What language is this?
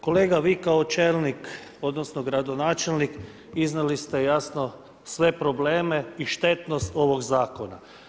Croatian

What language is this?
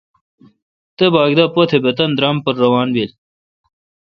Kalkoti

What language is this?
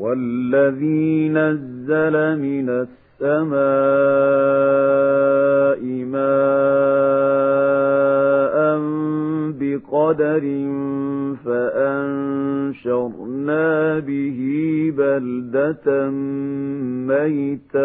Arabic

